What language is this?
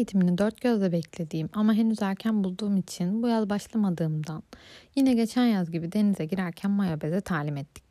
Turkish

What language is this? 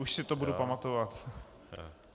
Czech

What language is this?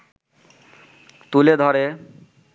Bangla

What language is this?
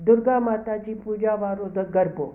Sindhi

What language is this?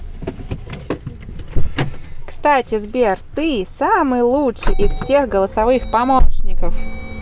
Russian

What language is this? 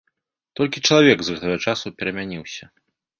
Belarusian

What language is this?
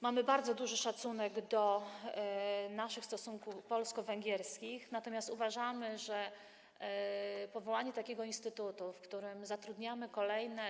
Polish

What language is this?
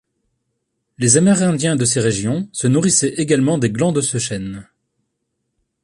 French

